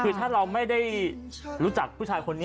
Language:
Thai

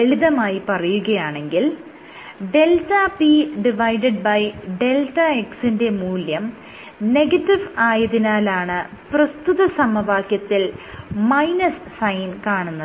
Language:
Malayalam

